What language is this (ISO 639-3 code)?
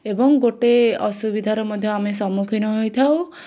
ori